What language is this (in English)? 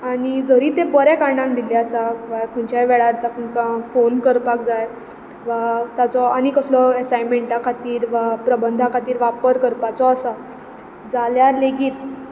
Konkani